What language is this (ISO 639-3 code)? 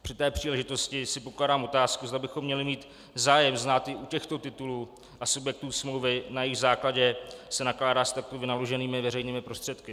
ces